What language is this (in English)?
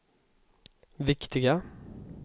Swedish